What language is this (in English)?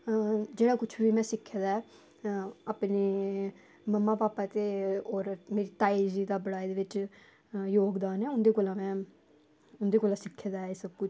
Dogri